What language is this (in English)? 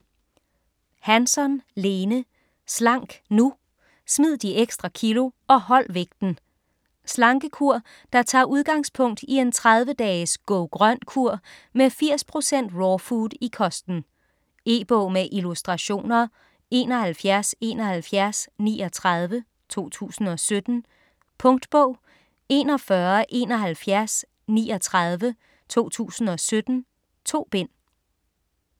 Danish